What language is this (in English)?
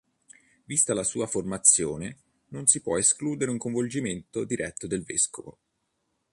Italian